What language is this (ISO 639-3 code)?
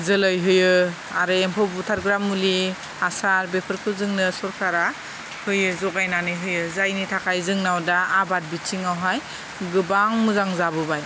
brx